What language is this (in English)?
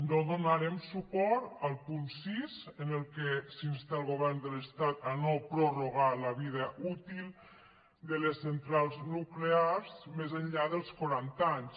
Catalan